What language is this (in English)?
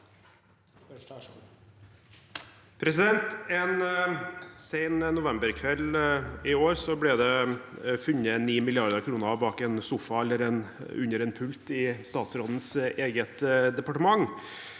Norwegian